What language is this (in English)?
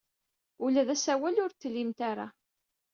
Kabyle